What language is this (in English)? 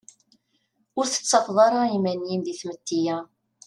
Kabyle